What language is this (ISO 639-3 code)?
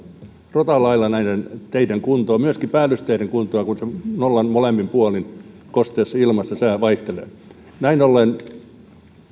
fin